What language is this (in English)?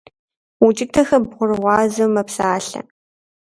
Kabardian